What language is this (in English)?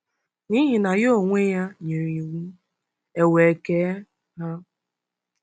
Igbo